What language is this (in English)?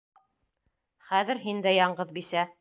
Bashkir